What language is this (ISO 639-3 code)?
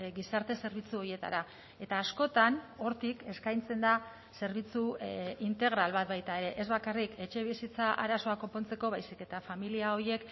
eus